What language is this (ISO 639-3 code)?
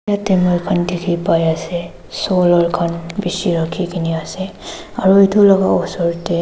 nag